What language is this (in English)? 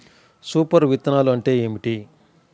Telugu